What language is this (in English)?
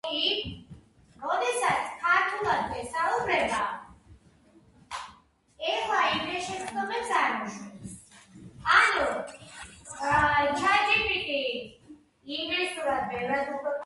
Georgian